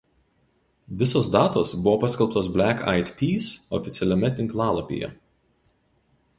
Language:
Lithuanian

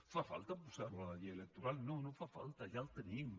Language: Catalan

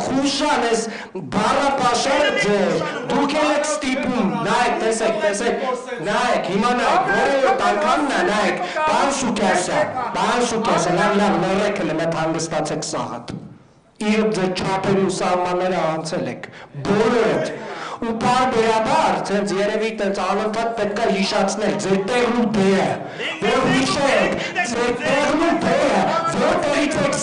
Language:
Romanian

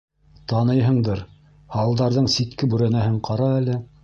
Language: Bashkir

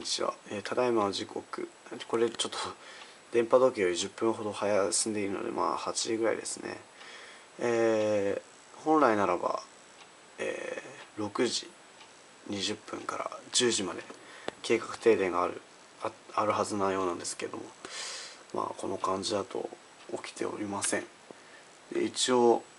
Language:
Japanese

